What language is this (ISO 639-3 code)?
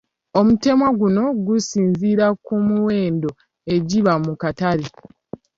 lug